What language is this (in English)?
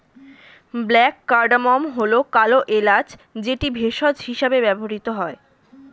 Bangla